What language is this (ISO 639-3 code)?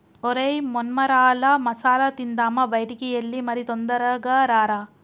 tel